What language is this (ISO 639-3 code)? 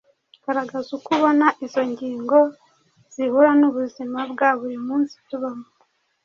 kin